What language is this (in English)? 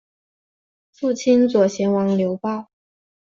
Chinese